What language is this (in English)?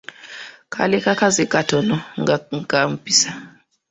Ganda